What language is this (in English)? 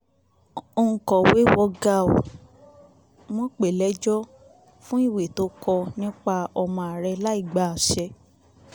Yoruba